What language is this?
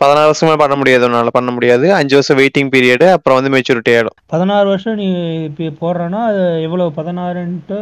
Tamil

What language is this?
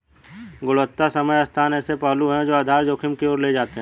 Hindi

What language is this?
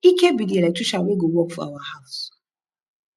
Nigerian Pidgin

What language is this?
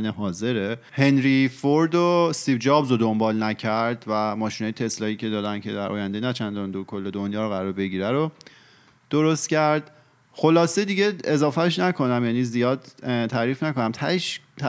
Persian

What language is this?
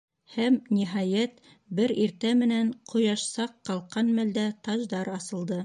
Bashkir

